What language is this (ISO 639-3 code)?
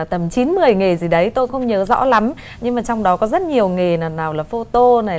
vie